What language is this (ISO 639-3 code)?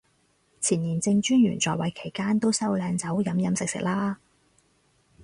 yue